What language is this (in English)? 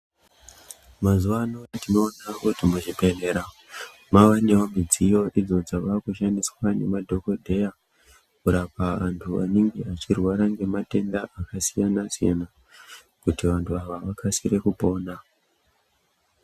Ndau